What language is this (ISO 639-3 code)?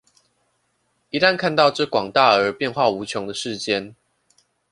zho